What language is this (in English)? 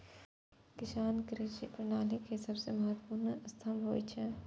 Maithili